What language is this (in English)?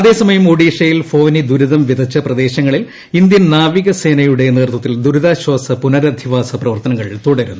Malayalam